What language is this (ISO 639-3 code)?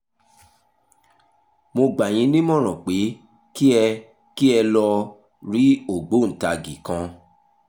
yor